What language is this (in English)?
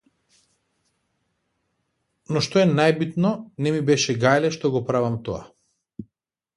Macedonian